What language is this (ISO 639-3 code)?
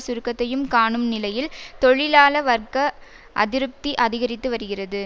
tam